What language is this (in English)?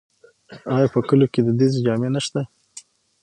Pashto